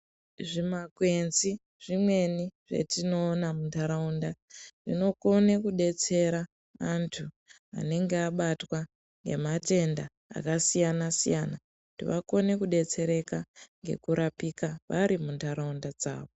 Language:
Ndau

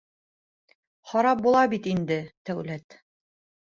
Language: Bashkir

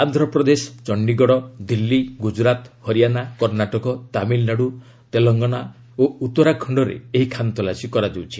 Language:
Odia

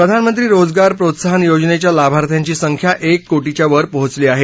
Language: Marathi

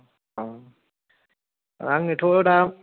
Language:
Bodo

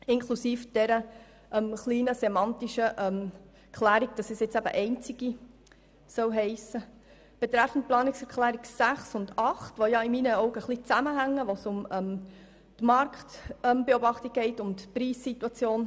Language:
Swiss German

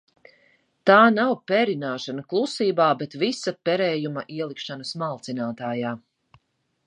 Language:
Latvian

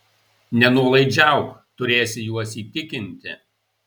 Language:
Lithuanian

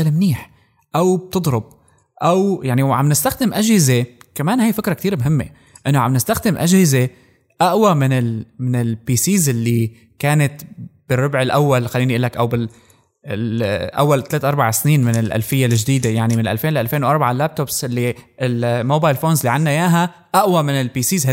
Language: Arabic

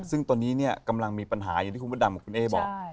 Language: Thai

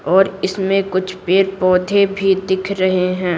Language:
Hindi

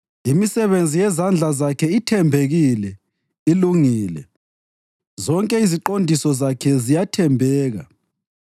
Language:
North Ndebele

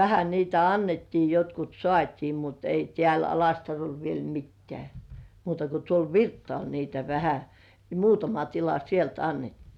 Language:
Finnish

